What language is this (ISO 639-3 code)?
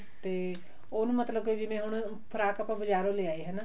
pan